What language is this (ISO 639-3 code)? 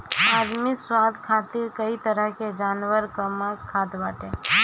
bho